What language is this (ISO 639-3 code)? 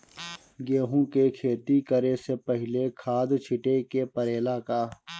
bho